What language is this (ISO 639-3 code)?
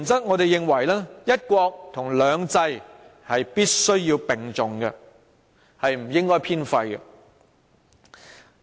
yue